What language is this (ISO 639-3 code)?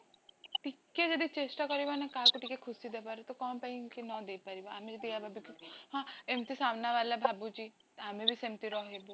ori